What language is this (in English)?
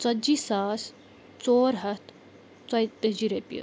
Kashmiri